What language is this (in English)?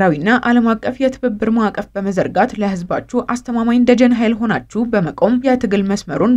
Arabic